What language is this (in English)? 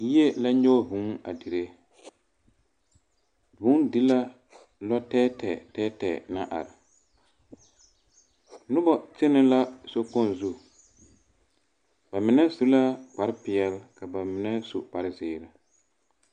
Southern Dagaare